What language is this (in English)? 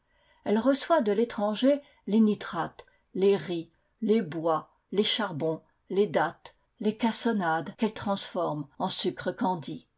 French